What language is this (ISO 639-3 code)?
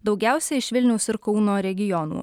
lit